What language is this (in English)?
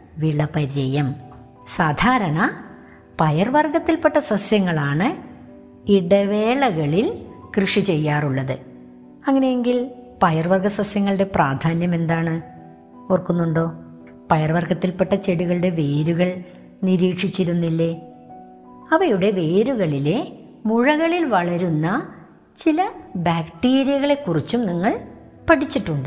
Malayalam